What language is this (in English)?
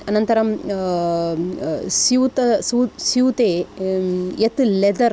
Sanskrit